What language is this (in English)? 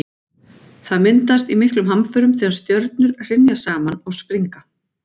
Icelandic